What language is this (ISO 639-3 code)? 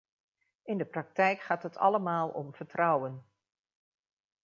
nld